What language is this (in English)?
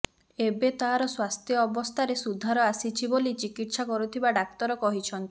Odia